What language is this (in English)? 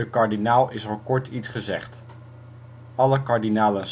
Dutch